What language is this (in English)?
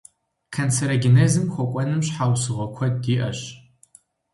Kabardian